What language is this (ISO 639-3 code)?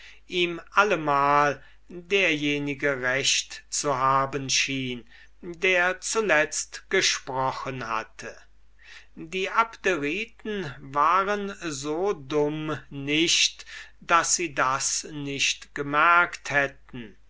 deu